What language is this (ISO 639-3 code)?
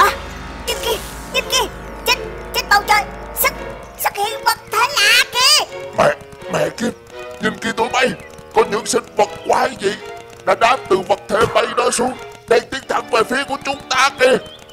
vie